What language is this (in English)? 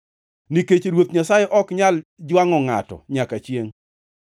Luo (Kenya and Tanzania)